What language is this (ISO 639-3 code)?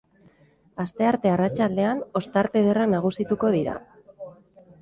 eus